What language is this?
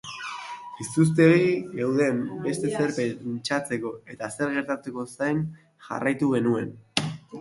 Basque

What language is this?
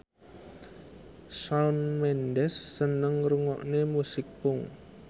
Javanese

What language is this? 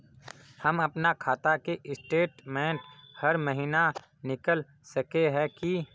Magahi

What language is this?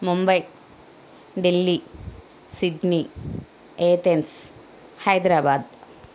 Telugu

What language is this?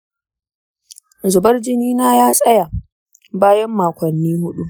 Hausa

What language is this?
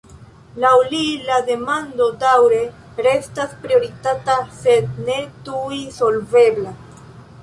Esperanto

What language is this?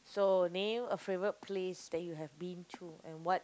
English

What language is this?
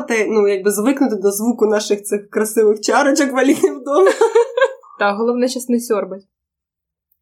Ukrainian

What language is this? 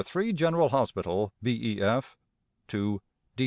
English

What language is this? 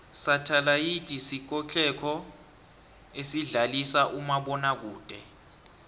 South Ndebele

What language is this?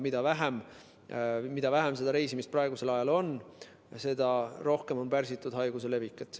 Estonian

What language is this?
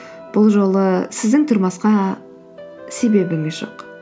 Kazakh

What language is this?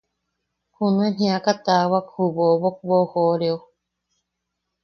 Yaqui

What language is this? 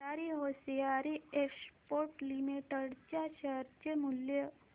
Marathi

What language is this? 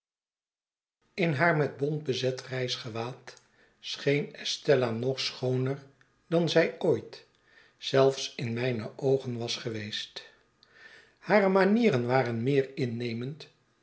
Dutch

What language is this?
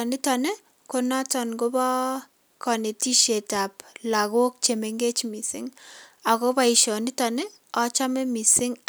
Kalenjin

